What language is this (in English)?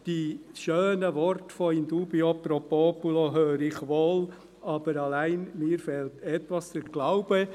Swiss German